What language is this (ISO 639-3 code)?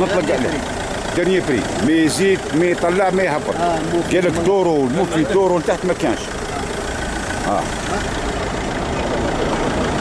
ara